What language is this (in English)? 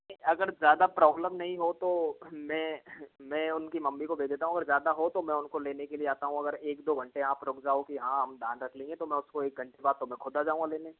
Hindi